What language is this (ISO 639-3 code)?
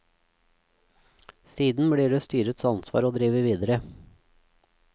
nor